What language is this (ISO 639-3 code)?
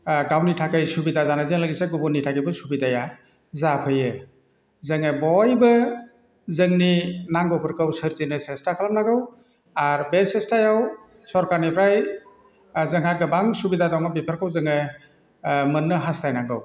brx